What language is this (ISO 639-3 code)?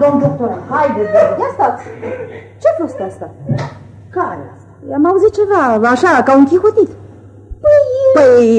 ron